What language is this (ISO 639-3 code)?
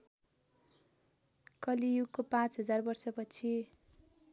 nep